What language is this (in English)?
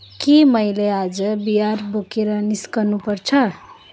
Nepali